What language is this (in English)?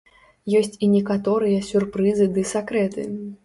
Belarusian